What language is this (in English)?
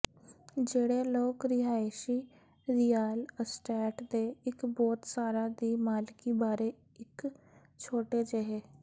Punjabi